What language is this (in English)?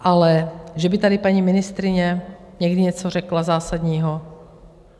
Czech